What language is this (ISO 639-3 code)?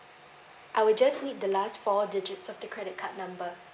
eng